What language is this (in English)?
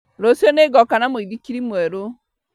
Kikuyu